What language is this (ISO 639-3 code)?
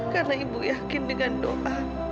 ind